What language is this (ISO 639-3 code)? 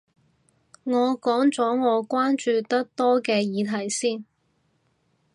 yue